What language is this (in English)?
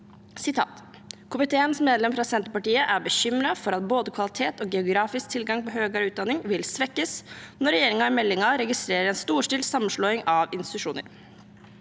Norwegian